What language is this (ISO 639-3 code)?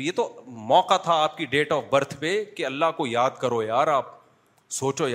urd